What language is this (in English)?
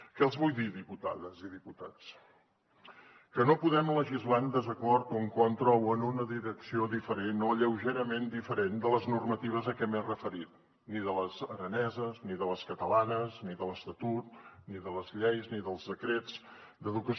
Catalan